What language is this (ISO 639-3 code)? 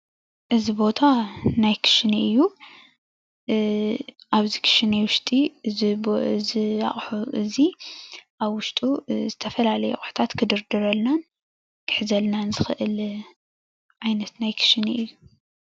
tir